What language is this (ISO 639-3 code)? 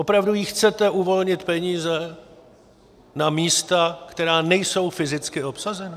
ces